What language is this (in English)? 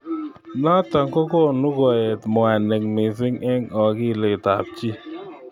Kalenjin